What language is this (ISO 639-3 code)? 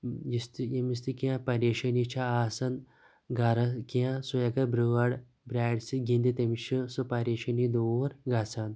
kas